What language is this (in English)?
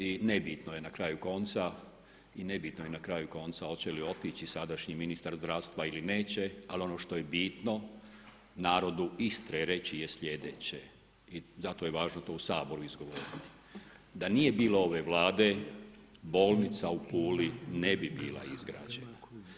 Croatian